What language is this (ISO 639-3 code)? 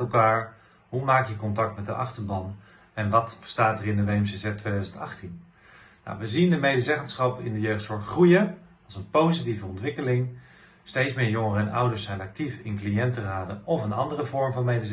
nld